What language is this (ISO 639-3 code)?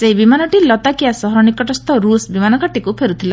ori